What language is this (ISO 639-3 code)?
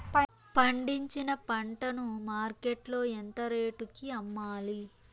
tel